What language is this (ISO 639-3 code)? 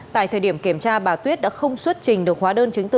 vie